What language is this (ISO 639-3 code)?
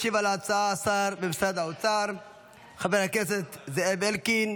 heb